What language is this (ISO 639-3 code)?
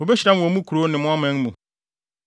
aka